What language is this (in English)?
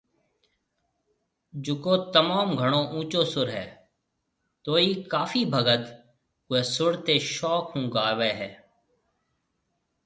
Marwari (Pakistan)